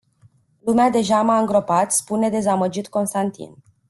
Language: Romanian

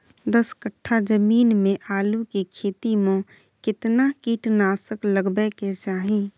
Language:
Maithili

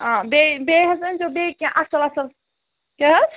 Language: Kashmiri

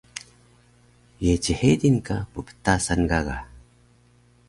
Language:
Taroko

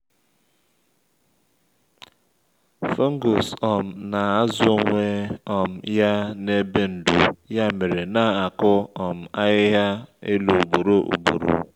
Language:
Igbo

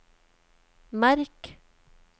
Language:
Norwegian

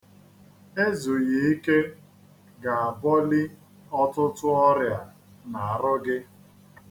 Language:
Igbo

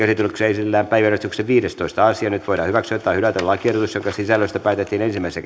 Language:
Finnish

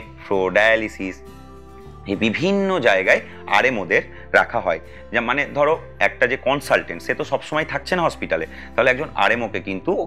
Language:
English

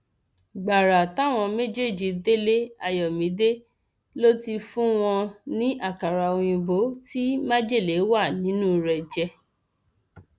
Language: Yoruba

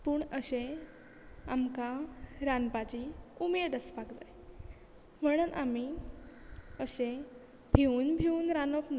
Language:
Konkani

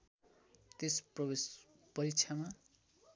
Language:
Nepali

